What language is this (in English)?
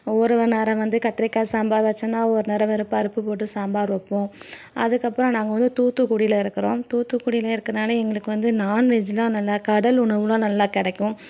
Tamil